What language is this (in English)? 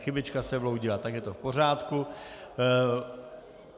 Czech